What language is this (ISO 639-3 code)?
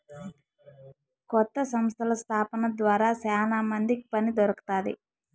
tel